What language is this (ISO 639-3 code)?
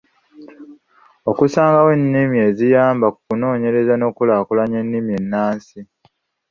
lug